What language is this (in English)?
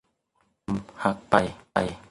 Thai